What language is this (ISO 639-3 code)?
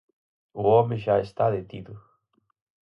glg